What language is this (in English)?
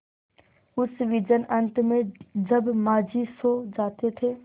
Hindi